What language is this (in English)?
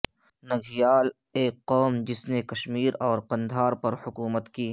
Urdu